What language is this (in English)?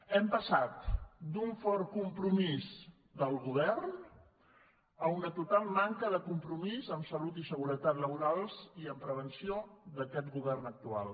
Catalan